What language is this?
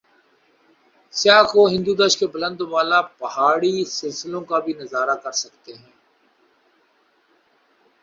Urdu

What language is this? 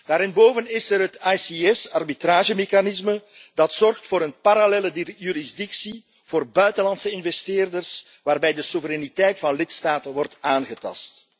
Dutch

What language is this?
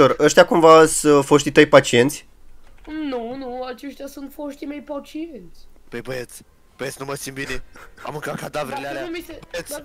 Romanian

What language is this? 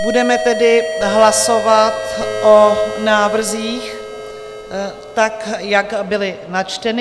Czech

